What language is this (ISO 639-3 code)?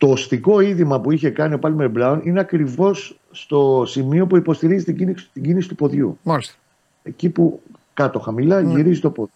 ell